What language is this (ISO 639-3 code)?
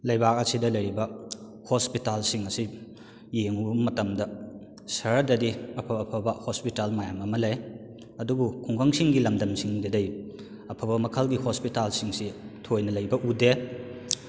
mni